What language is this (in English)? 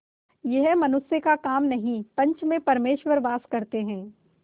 Hindi